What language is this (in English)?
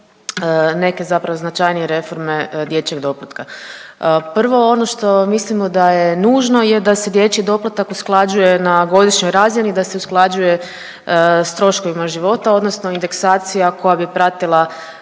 Croatian